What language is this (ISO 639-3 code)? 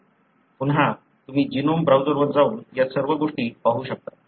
mar